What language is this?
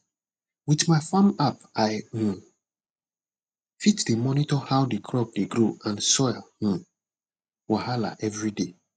Nigerian Pidgin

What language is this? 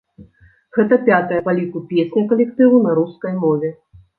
Belarusian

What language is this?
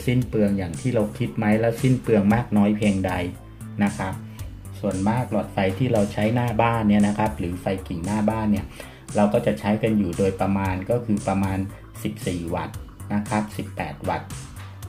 Thai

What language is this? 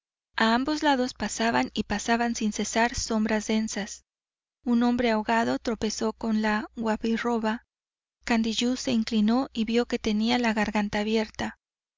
Spanish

